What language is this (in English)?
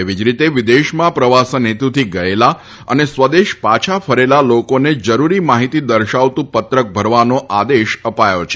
Gujarati